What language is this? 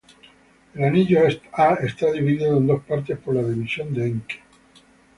Spanish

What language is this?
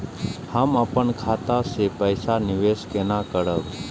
Maithili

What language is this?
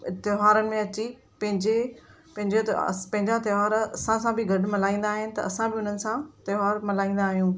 Sindhi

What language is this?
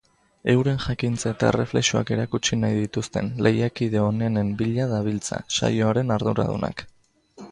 Basque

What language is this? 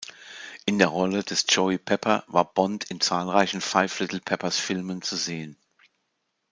German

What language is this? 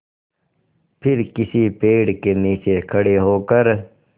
Hindi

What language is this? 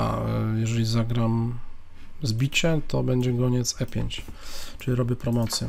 Polish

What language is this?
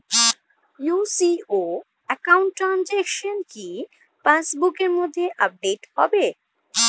Bangla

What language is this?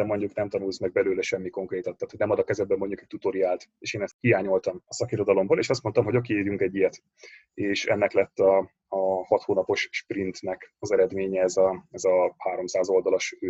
Hungarian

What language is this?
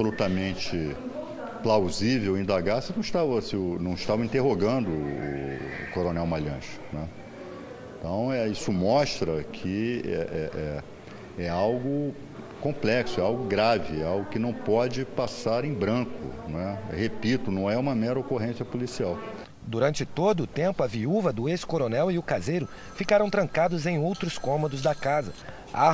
Portuguese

